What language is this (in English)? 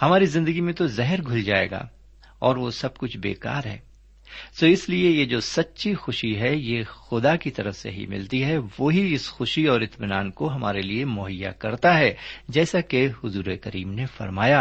Urdu